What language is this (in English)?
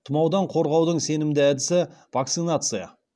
Kazakh